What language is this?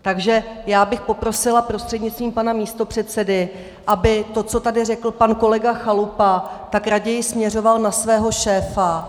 Czech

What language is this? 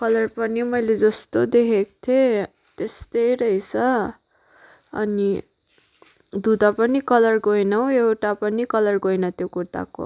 Nepali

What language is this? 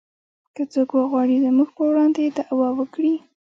Pashto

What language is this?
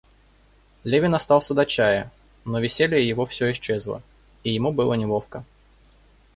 Russian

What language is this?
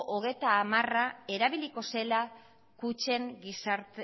Basque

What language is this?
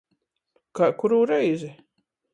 Latgalian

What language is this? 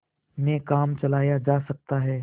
Hindi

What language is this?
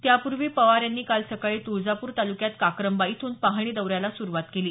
Marathi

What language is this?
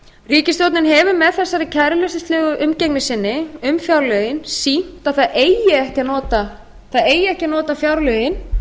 Icelandic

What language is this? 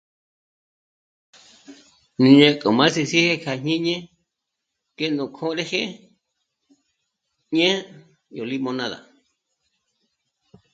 Michoacán Mazahua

